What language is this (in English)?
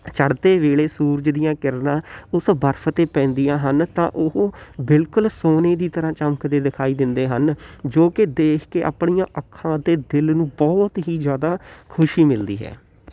Punjabi